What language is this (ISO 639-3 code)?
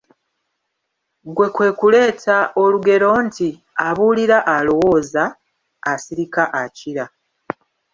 lug